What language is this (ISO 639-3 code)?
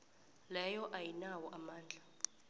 nbl